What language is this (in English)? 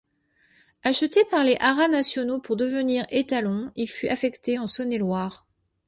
French